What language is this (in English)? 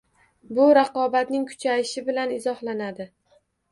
Uzbek